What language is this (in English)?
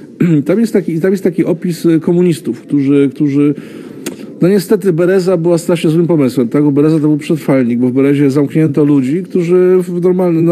Polish